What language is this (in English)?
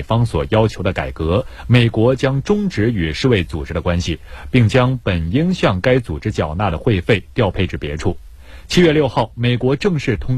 Chinese